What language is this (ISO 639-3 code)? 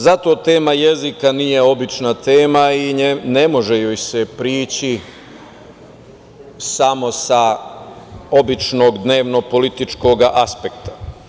srp